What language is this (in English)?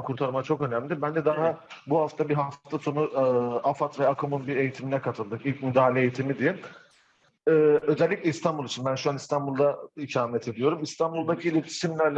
Turkish